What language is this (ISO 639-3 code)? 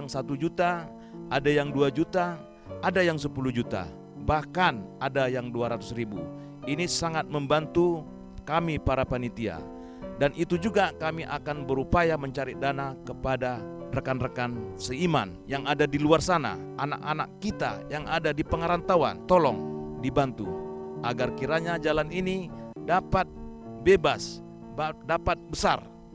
ind